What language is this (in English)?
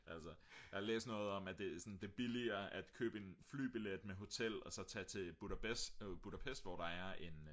Danish